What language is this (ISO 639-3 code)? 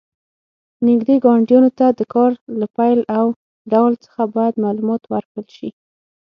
pus